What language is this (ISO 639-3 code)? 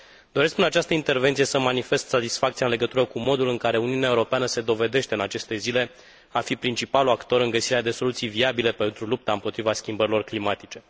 ron